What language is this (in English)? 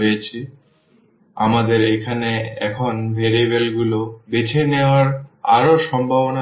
Bangla